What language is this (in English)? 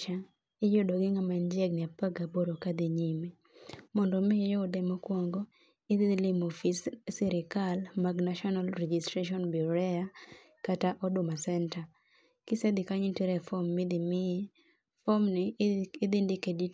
Luo (Kenya and Tanzania)